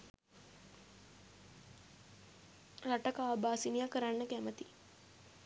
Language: Sinhala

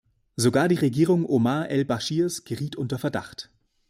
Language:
German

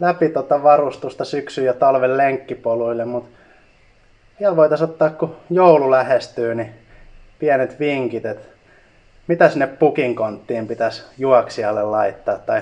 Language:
Finnish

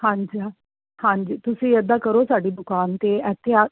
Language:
Punjabi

